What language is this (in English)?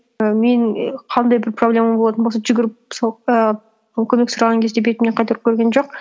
Kazakh